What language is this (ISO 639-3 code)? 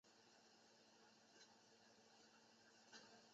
zho